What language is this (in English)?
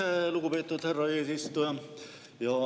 Estonian